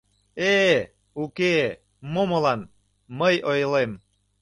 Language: Mari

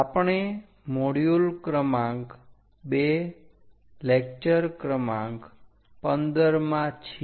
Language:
Gujarati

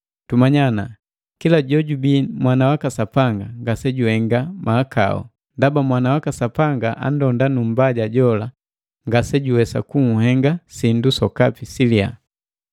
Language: Matengo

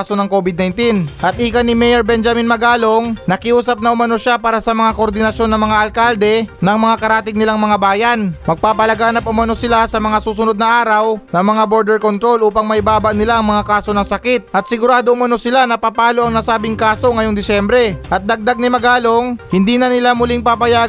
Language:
Filipino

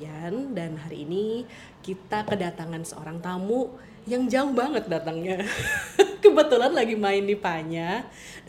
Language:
Indonesian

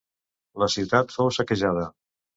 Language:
Catalan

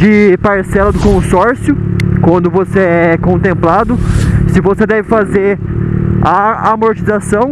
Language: Portuguese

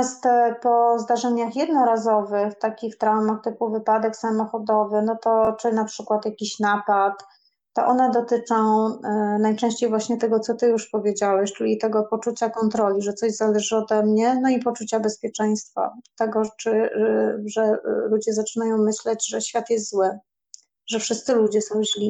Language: Polish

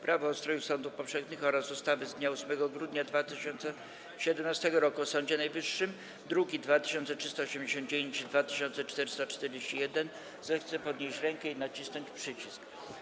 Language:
Polish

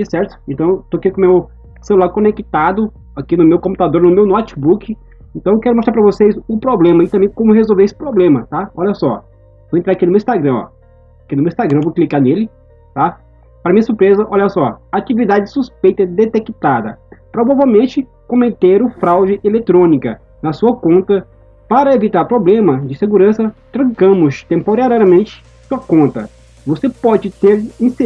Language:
Portuguese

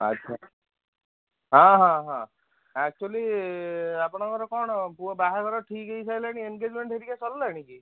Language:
Odia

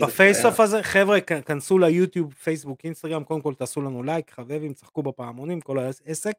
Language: Hebrew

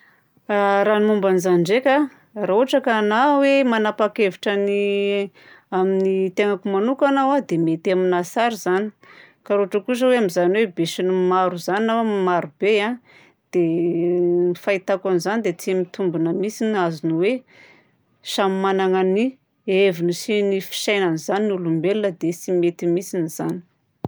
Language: Southern Betsimisaraka Malagasy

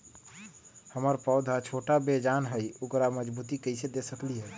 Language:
Magahi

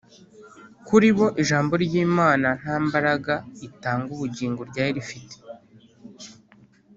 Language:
Kinyarwanda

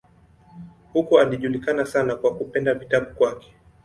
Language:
Swahili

